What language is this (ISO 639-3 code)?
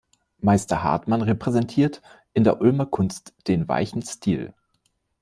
deu